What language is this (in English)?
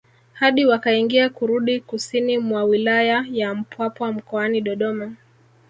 Swahili